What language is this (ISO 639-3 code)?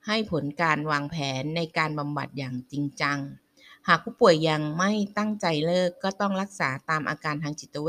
tha